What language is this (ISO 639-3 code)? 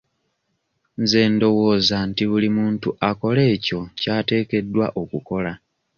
lug